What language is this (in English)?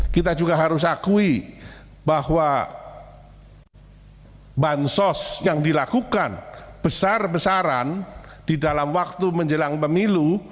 Indonesian